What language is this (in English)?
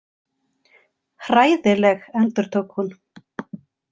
Icelandic